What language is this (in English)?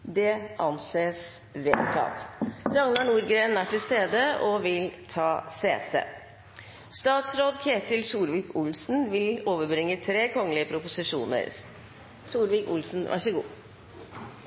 Norwegian Bokmål